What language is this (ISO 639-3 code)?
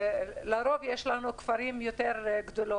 heb